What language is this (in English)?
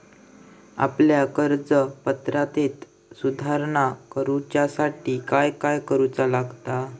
Marathi